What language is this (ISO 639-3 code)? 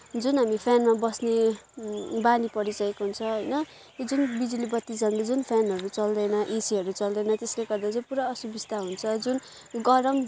nep